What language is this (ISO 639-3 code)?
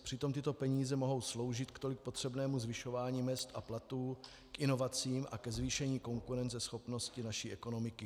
ces